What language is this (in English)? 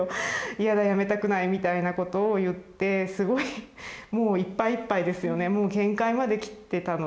Japanese